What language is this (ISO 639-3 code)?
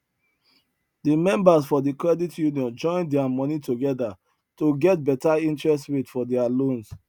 pcm